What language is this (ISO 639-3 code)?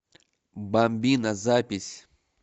rus